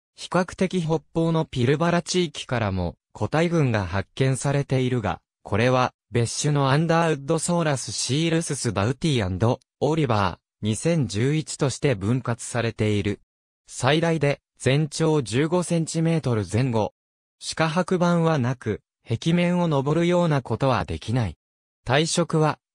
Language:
Japanese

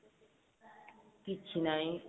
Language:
Odia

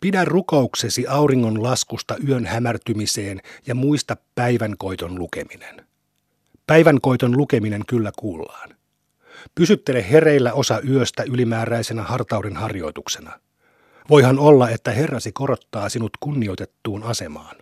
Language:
Finnish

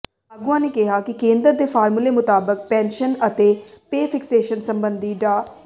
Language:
Punjabi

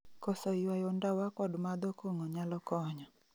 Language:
Luo (Kenya and Tanzania)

